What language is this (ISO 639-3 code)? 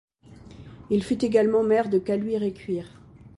fra